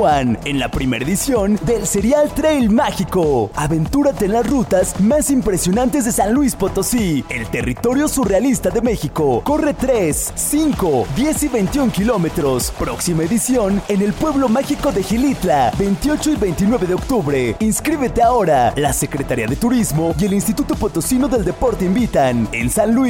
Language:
Spanish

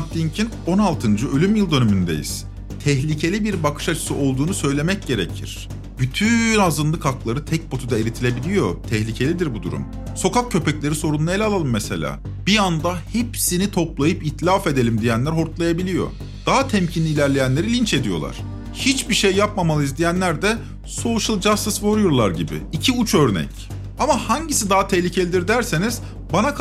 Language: Turkish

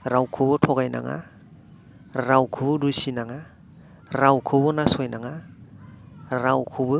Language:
Bodo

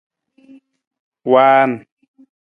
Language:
Nawdm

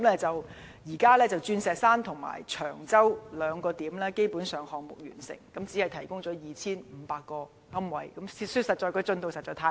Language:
Cantonese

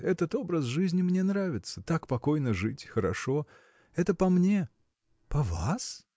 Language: Russian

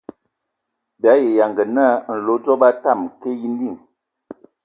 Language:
Ewondo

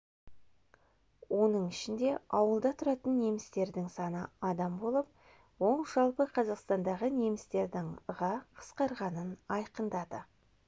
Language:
Kazakh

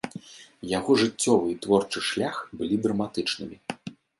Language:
Belarusian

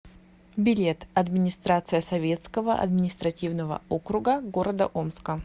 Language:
Russian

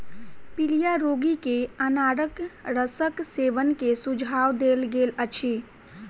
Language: Maithili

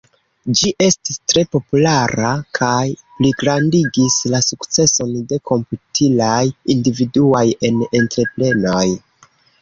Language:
Esperanto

